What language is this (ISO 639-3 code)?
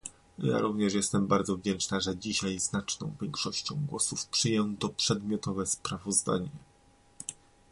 pol